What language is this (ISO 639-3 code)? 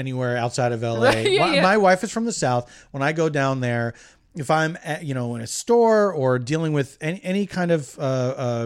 eng